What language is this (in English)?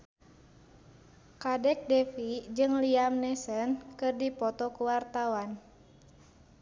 Sundanese